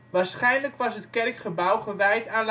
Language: Dutch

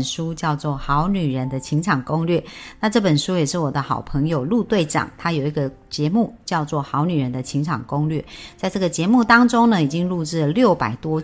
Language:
Chinese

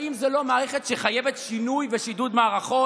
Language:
Hebrew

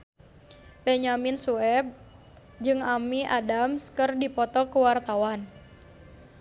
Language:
Sundanese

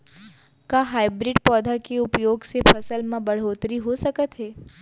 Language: Chhattisgarhi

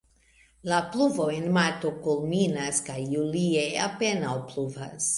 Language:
Esperanto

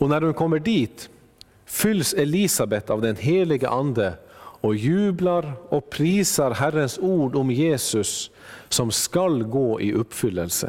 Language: Swedish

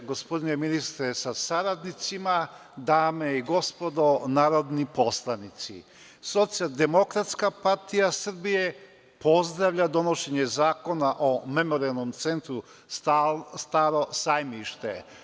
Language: Serbian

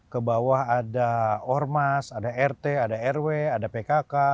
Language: Indonesian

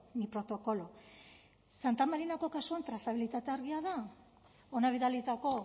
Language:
Basque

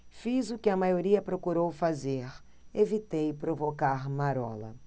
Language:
Portuguese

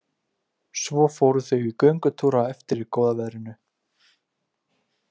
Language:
Icelandic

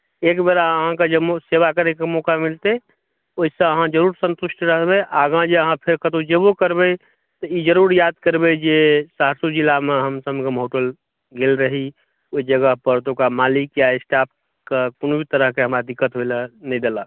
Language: Maithili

